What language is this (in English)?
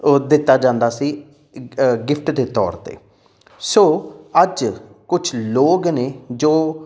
Punjabi